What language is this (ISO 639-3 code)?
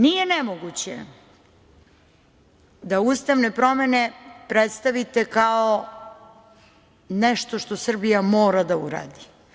srp